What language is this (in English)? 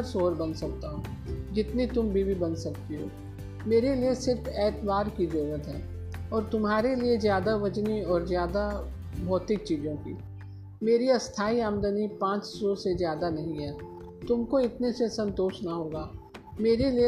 Hindi